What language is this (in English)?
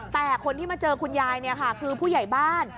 Thai